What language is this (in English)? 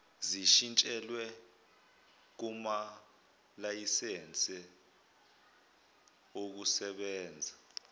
Zulu